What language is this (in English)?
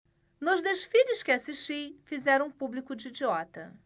Portuguese